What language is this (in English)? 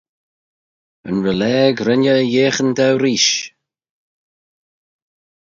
Manx